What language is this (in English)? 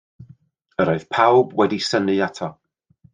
Welsh